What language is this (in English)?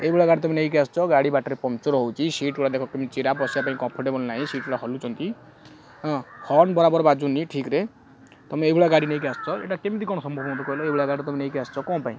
Odia